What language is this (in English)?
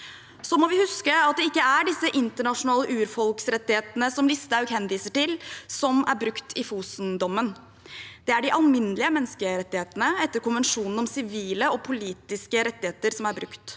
Norwegian